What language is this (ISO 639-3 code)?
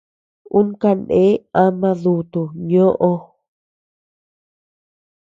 cux